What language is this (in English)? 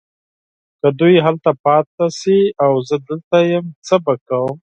Pashto